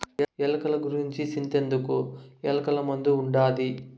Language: Telugu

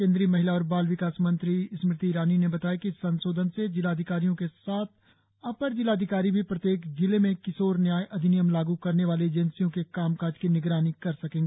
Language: Hindi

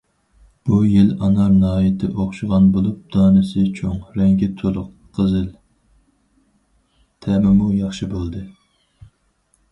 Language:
Uyghur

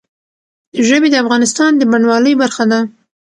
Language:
Pashto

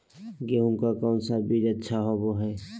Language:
Magahi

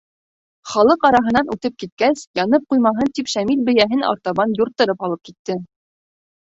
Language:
Bashkir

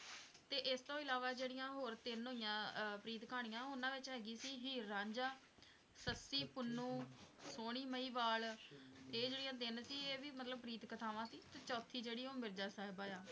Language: Punjabi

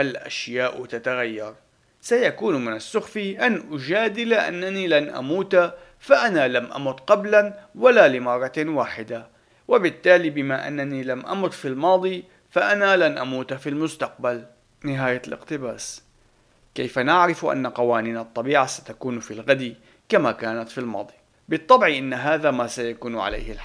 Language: Arabic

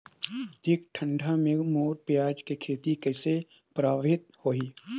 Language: Chhattisgarhi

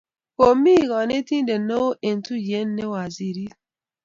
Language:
Kalenjin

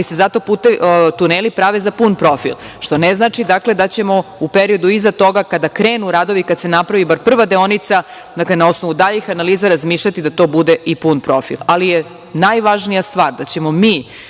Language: Serbian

